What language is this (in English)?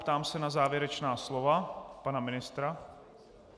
Czech